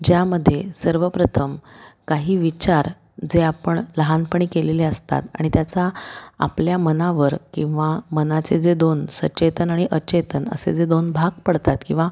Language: Marathi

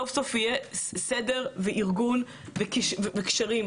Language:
Hebrew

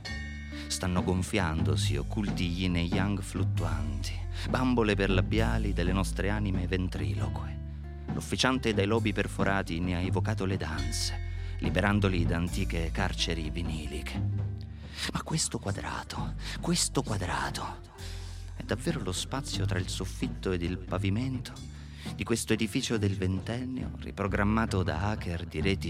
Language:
Italian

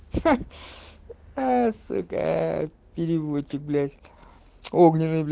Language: Russian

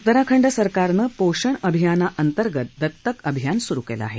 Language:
Marathi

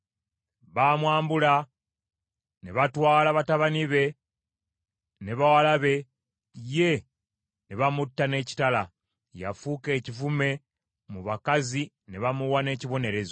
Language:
Ganda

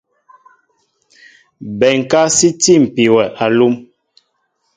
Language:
Mbo (Cameroon)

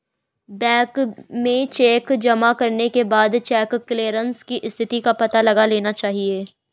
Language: Hindi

